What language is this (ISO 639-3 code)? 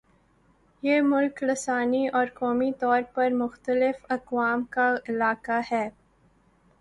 urd